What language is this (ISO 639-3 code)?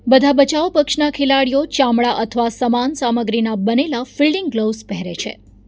guj